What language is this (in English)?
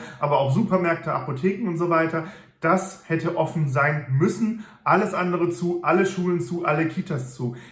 German